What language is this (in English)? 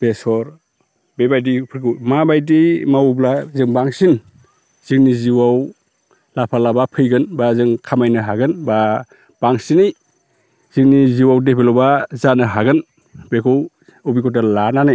Bodo